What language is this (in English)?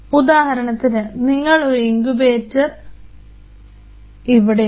Malayalam